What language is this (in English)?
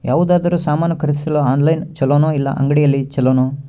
Kannada